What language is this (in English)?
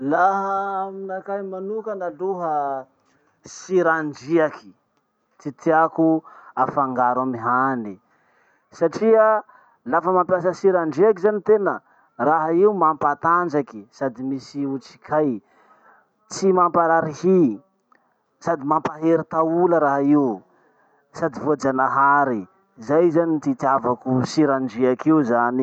Masikoro Malagasy